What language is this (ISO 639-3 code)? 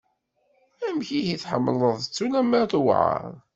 kab